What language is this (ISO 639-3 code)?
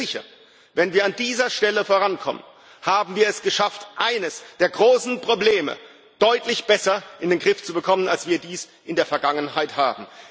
deu